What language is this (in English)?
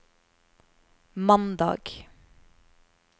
Norwegian